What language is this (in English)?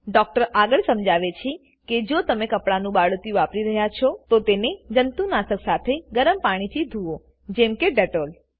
Gujarati